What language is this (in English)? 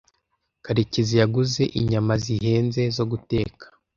Kinyarwanda